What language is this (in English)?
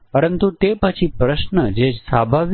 Gujarati